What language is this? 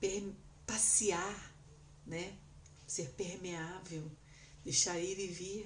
Portuguese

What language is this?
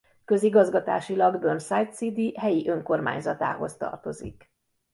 Hungarian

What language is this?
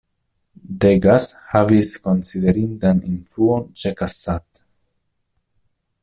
Esperanto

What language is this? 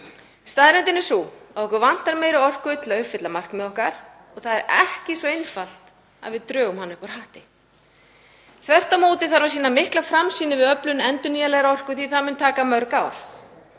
Icelandic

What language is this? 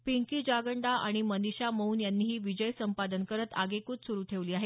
Marathi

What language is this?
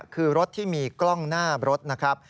Thai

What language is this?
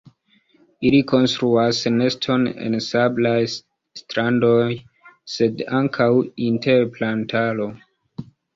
Esperanto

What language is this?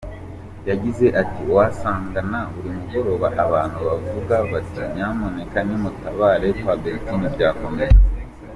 Kinyarwanda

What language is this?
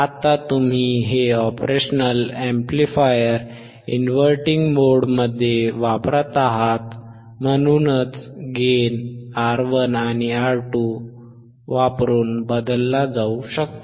Marathi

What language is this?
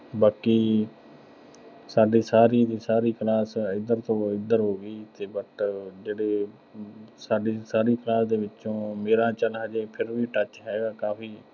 Punjabi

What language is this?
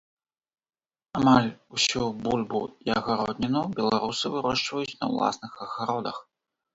Belarusian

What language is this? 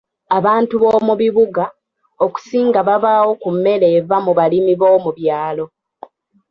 Ganda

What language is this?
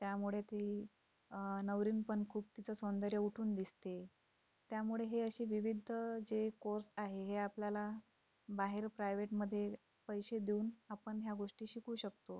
Marathi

